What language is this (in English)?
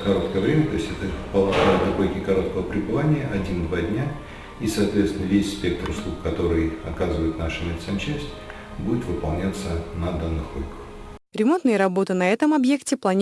Russian